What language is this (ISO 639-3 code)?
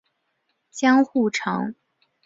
zho